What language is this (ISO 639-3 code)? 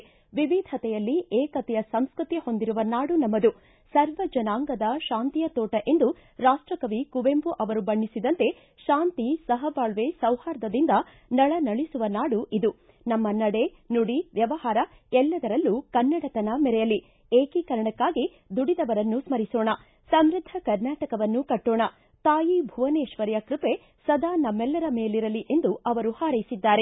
kan